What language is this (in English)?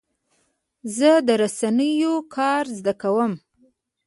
Pashto